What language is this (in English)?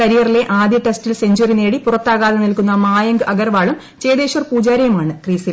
Malayalam